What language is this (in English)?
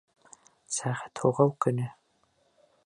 Bashkir